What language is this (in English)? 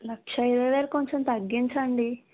Telugu